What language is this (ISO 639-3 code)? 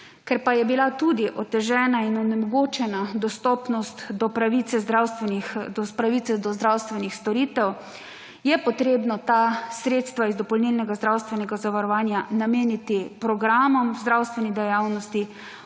slv